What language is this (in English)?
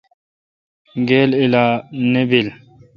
Kalkoti